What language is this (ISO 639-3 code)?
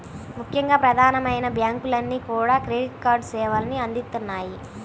tel